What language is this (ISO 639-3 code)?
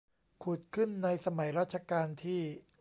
tha